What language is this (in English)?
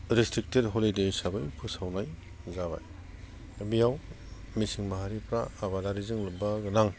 Bodo